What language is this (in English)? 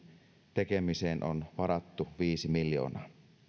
Finnish